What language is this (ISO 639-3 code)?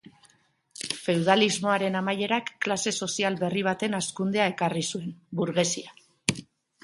eus